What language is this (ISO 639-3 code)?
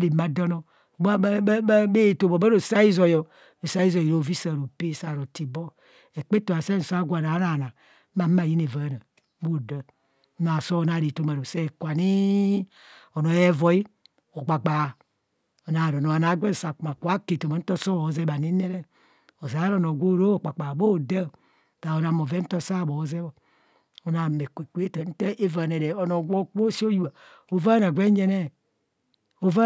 bcs